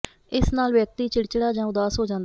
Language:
Punjabi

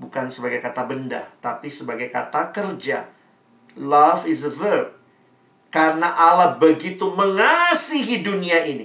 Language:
Indonesian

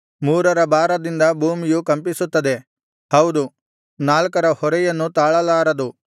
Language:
Kannada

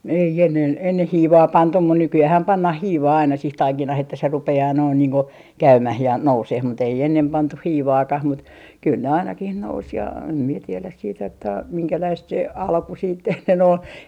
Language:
Finnish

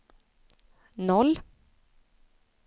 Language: Swedish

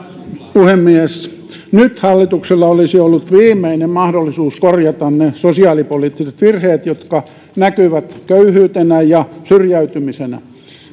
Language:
Finnish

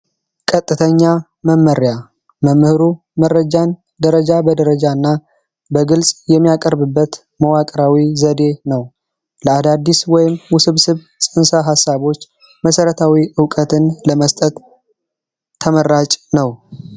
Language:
Amharic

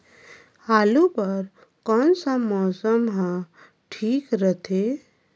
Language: Chhattisgarhi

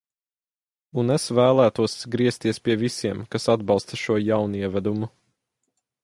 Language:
Latvian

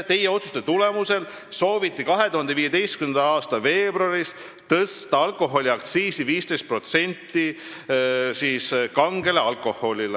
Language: Estonian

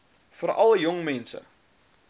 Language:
Afrikaans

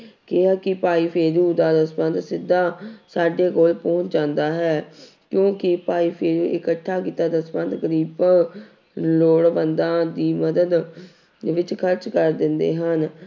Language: Punjabi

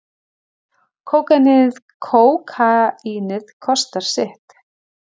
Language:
Icelandic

